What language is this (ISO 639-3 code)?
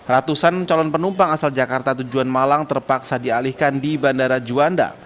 ind